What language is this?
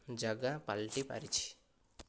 Odia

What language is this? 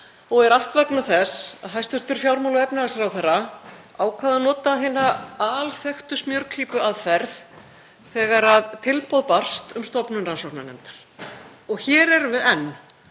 Icelandic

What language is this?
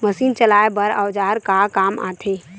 Chhattisgarhi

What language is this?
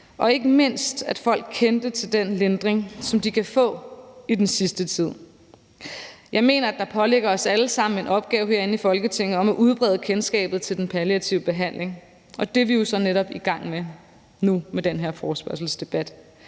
Danish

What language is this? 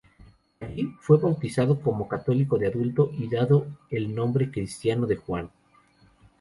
Spanish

